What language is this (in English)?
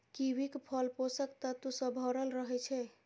Maithili